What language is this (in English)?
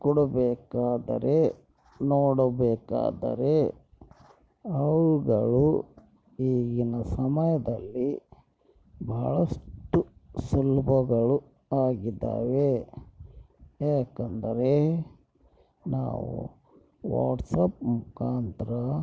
Kannada